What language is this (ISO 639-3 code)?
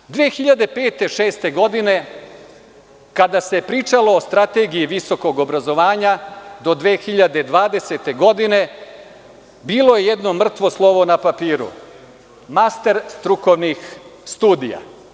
srp